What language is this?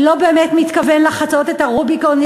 Hebrew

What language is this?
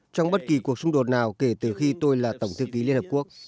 Vietnamese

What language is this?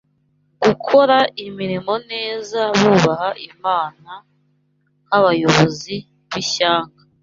Kinyarwanda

